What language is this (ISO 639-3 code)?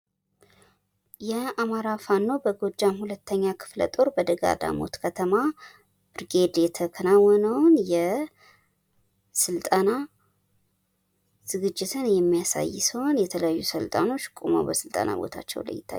amh